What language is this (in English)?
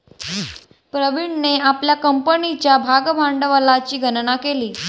Marathi